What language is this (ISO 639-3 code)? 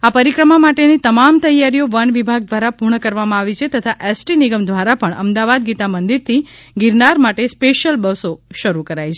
guj